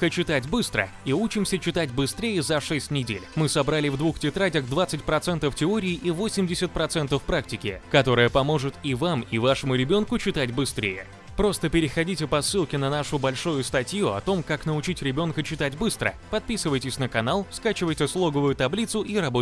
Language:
Russian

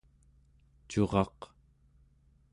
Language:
Central Yupik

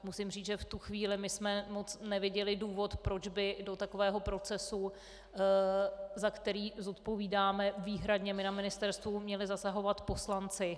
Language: Czech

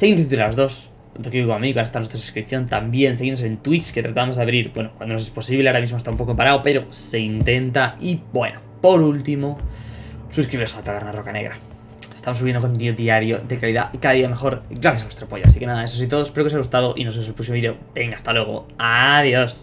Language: Spanish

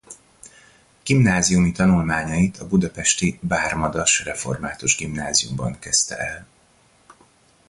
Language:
Hungarian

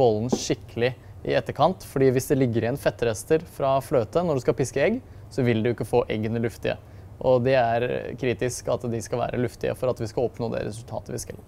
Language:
Norwegian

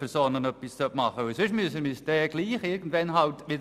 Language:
Swiss German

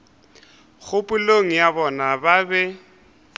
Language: Northern Sotho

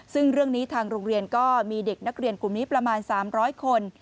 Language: Thai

